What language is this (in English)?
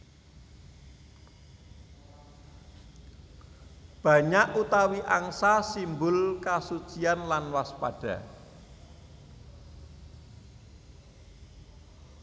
Javanese